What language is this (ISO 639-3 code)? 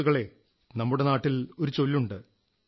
mal